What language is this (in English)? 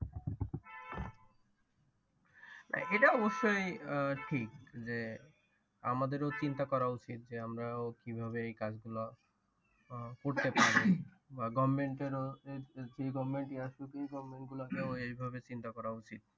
Bangla